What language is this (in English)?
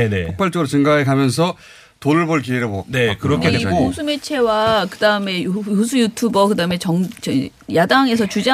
Korean